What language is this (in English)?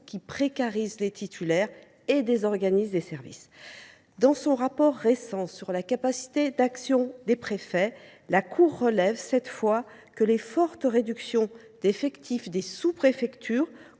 French